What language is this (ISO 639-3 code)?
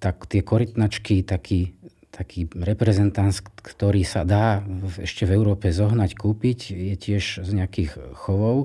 slk